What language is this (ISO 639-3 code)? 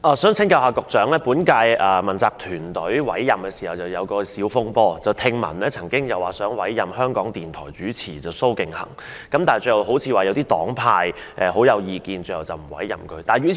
yue